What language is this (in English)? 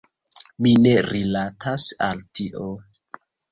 Esperanto